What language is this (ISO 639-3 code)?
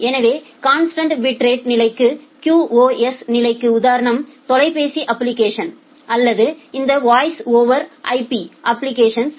tam